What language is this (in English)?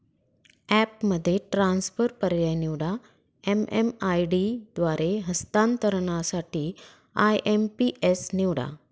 Marathi